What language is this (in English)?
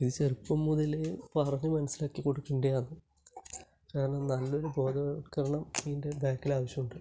Malayalam